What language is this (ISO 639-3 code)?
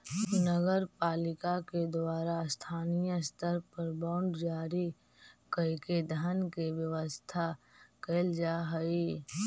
mag